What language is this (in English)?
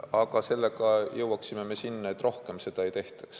Estonian